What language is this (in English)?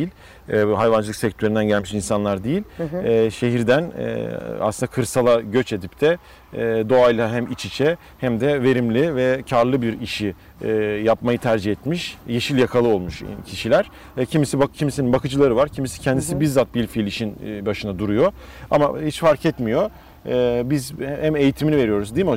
Turkish